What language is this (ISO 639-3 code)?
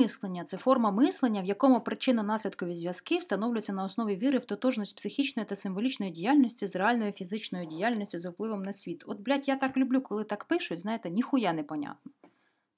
ukr